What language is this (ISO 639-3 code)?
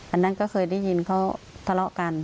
tha